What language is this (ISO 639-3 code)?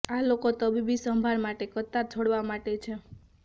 guj